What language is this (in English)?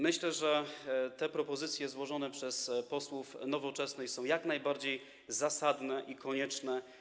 Polish